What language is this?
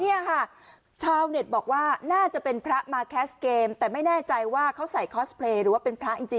Thai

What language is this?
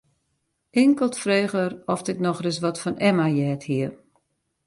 Western Frisian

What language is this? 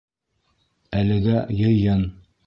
Bashkir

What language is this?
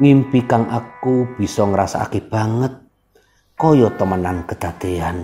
Indonesian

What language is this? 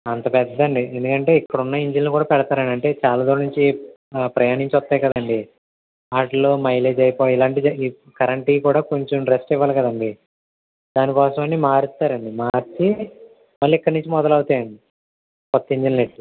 Telugu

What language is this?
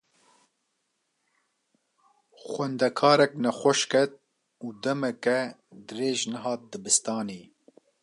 Kurdish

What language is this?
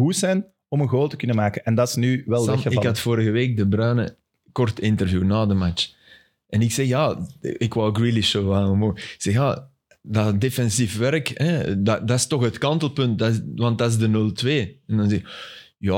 Dutch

